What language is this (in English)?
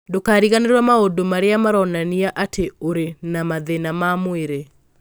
Kikuyu